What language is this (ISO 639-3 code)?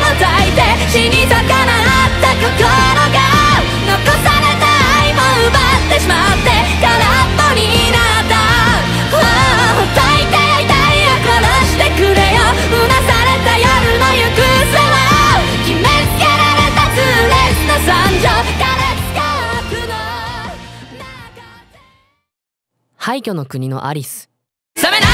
jpn